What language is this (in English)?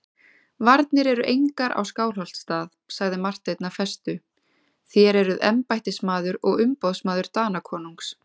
Icelandic